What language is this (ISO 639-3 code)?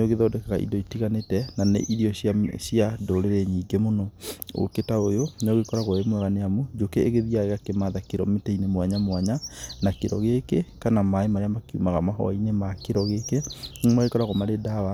kik